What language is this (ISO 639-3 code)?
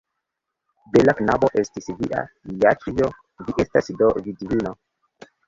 epo